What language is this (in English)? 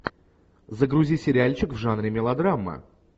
Russian